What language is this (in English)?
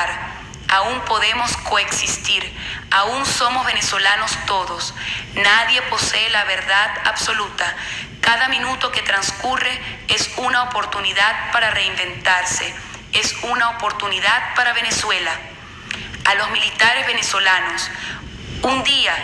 Spanish